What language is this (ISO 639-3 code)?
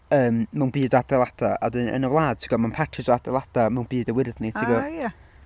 cym